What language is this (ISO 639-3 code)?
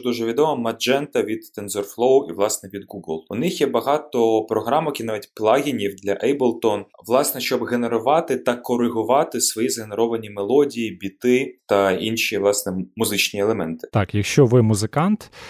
ukr